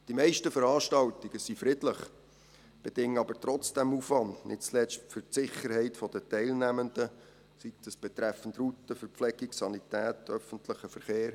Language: Swiss German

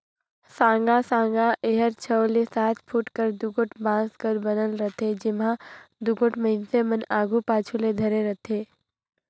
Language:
Chhattisgarhi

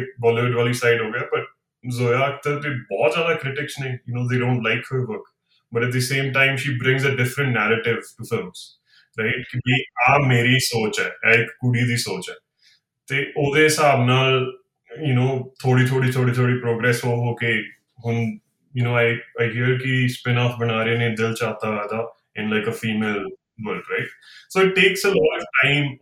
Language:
Punjabi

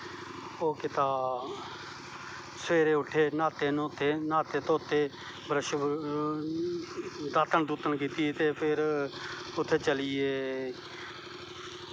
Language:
Dogri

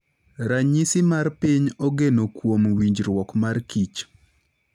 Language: Luo (Kenya and Tanzania)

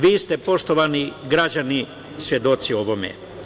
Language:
Serbian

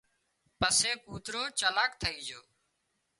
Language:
Wadiyara Koli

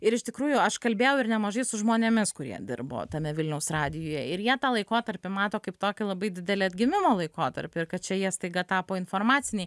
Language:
Lithuanian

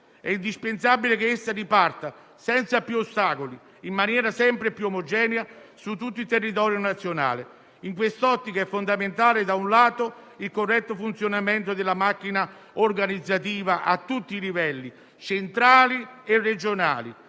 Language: Italian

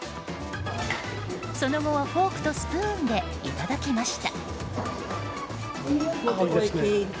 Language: Japanese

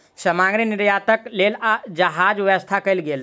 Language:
Maithili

